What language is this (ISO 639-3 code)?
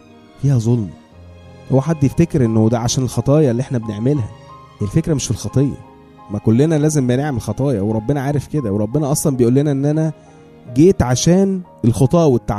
ara